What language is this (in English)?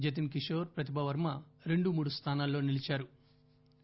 Telugu